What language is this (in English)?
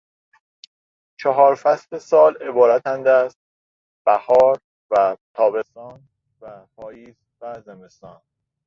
Persian